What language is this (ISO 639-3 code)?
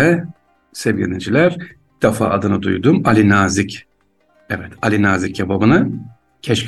tur